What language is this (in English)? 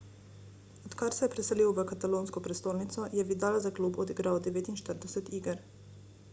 Slovenian